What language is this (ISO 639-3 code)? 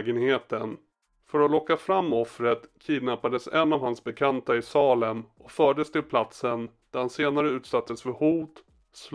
swe